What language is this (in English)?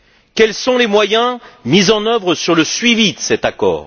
French